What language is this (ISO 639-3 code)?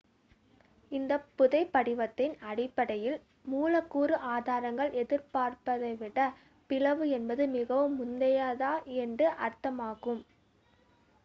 tam